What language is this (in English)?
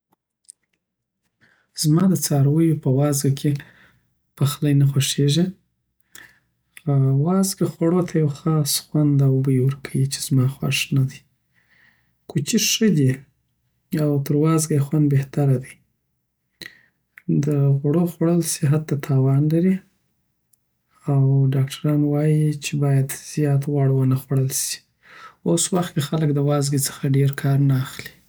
Southern Pashto